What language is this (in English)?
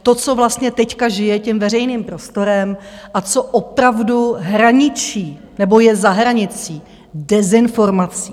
Czech